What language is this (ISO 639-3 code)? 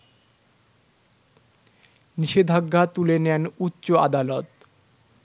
ben